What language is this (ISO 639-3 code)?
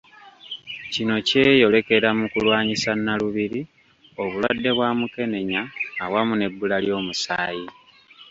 lug